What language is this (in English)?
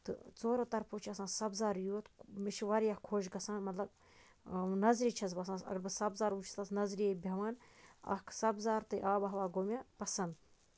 Kashmiri